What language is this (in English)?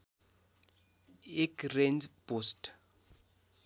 Nepali